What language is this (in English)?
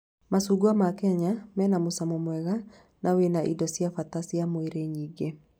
Kikuyu